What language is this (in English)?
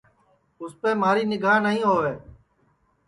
Sansi